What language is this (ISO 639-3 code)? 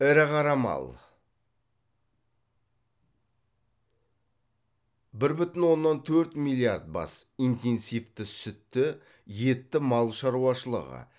kaz